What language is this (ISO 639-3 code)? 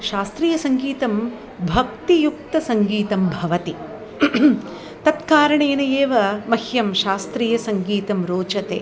san